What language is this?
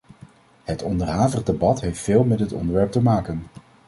Dutch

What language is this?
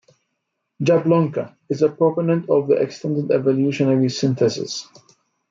English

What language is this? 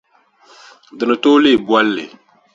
Dagbani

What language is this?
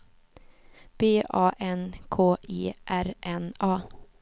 Swedish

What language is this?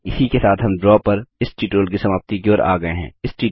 Hindi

